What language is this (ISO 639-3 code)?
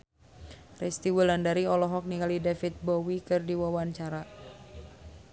sun